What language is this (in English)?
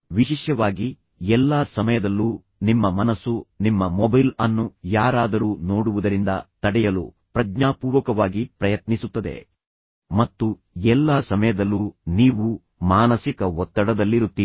Kannada